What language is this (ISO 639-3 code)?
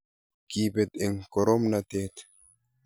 kln